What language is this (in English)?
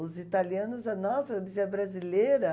Portuguese